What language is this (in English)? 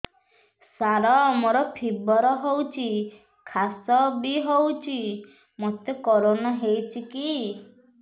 Odia